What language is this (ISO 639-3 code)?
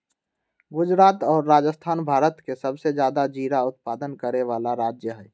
mag